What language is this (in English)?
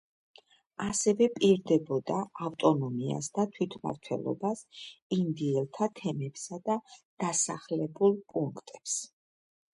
Georgian